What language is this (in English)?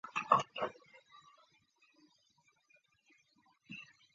Chinese